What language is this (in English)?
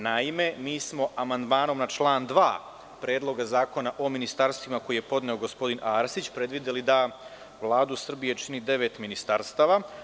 Serbian